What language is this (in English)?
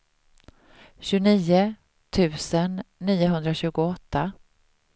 Swedish